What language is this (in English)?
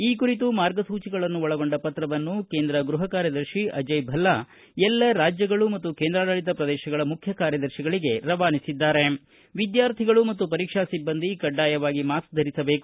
Kannada